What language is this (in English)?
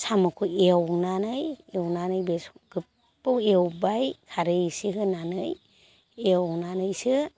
Bodo